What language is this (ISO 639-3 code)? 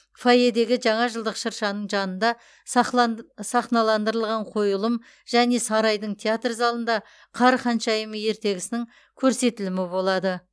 kaz